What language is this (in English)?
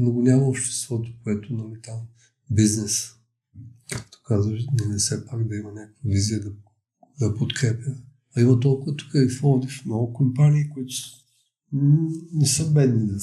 Bulgarian